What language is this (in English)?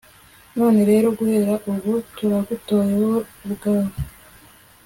Kinyarwanda